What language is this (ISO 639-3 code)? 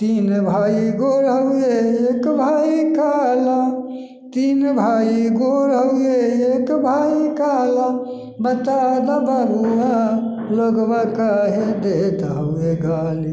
mai